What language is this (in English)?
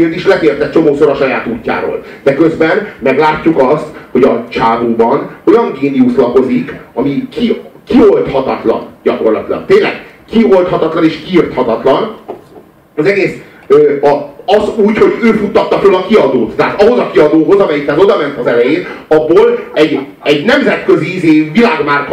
Hungarian